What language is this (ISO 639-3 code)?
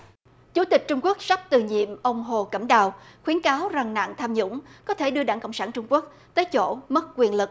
vie